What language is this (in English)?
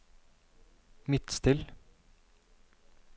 Norwegian